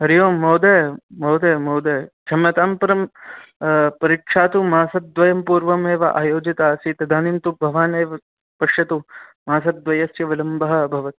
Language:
Sanskrit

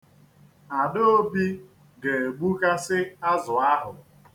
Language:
Igbo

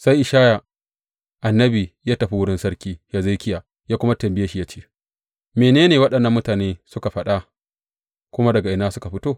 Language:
Hausa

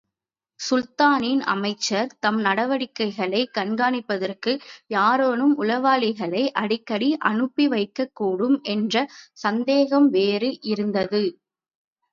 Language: Tamil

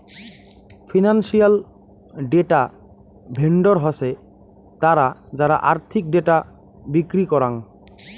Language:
Bangla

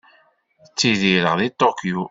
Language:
Kabyle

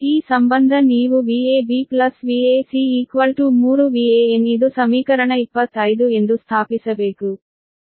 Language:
Kannada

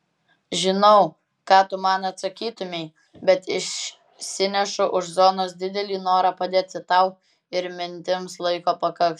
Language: Lithuanian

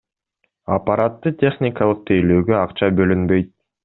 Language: Kyrgyz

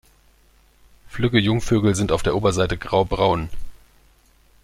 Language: German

